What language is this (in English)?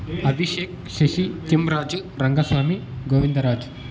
Kannada